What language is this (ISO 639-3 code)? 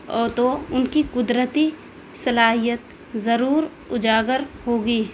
urd